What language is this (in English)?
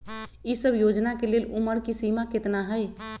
Magahi